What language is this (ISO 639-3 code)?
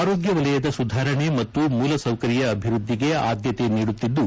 kan